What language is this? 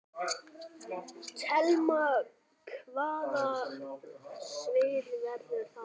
Icelandic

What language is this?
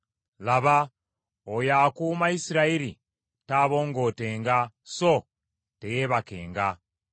Ganda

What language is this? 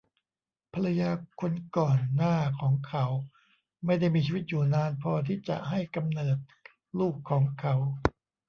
Thai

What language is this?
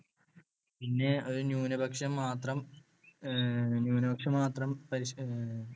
Malayalam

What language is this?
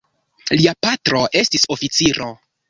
Esperanto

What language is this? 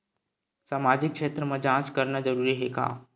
Chhattisgarhi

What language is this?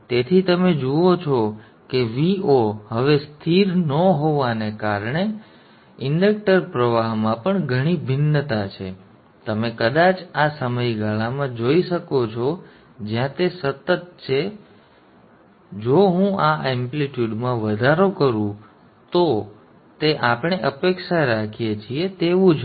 Gujarati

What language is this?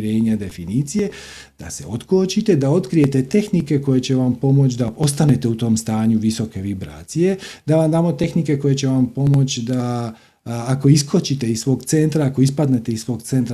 Croatian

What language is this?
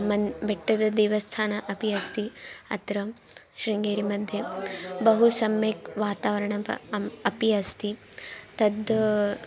Sanskrit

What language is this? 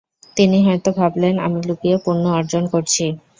Bangla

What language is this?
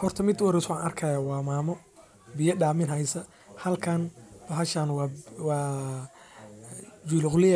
Somali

